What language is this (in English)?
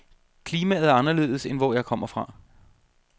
Danish